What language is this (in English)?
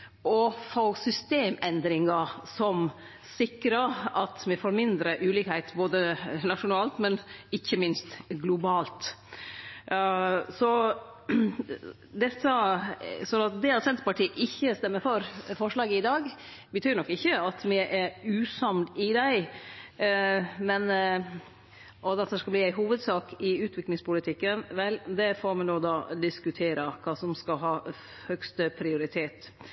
Norwegian Nynorsk